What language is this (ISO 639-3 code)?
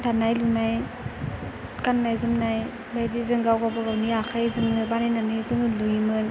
brx